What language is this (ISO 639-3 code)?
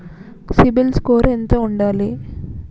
tel